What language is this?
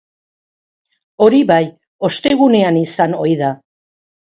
Basque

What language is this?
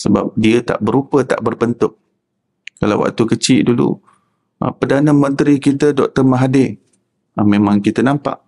Malay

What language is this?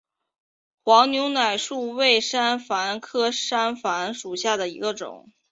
Chinese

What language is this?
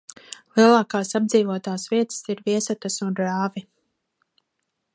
Latvian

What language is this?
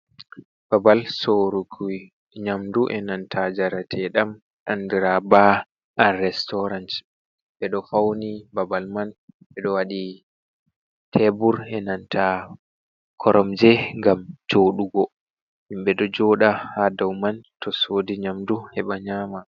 Fula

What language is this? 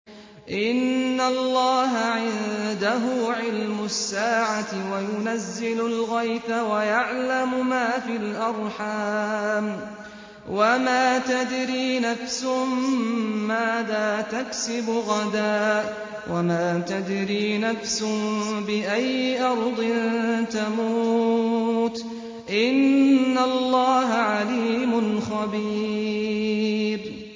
Arabic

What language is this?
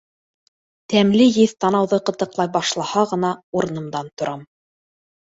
Bashkir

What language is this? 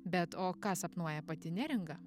Lithuanian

